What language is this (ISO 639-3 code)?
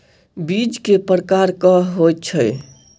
mai